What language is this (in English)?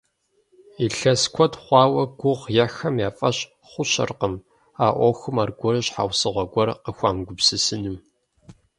Kabardian